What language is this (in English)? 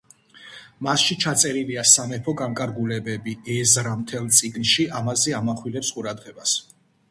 Georgian